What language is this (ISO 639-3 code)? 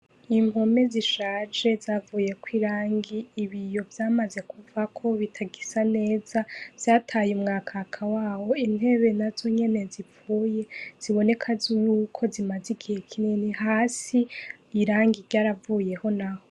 run